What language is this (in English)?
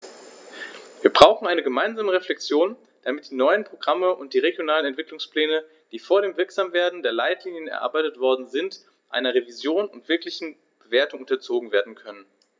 German